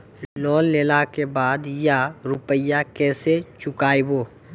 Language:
Maithili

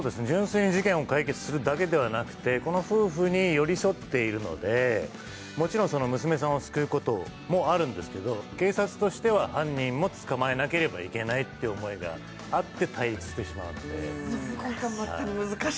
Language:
Japanese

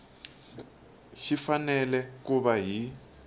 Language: Tsonga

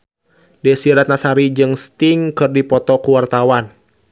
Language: Sundanese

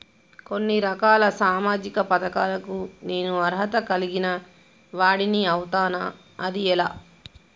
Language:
Telugu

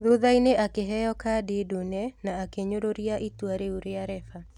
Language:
Kikuyu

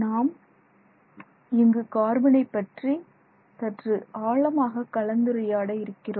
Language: Tamil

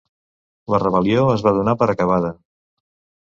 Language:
Catalan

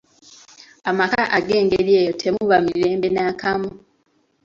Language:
Ganda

